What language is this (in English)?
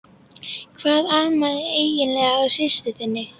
Icelandic